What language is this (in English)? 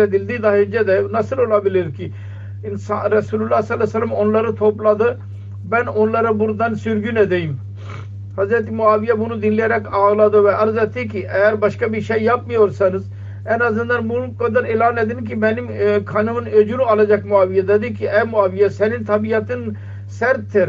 Turkish